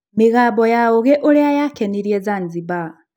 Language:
Kikuyu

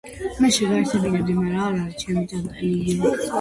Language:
Georgian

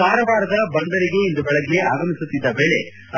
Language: Kannada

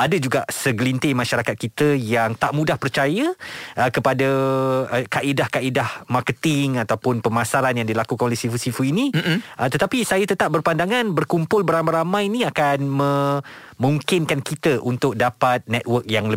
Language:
Malay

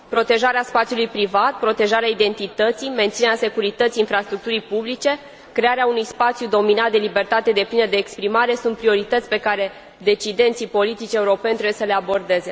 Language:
Romanian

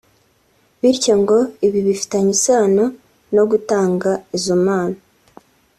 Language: Kinyarwanda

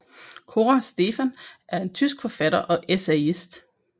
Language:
Danish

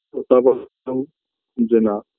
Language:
Bangla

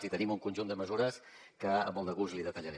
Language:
Catalan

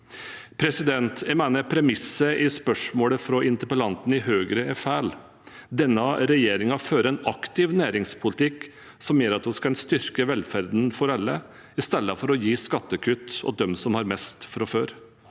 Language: Norwegian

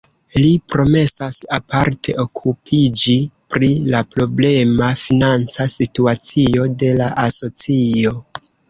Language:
Esperanto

